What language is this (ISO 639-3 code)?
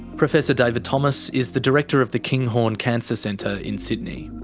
eng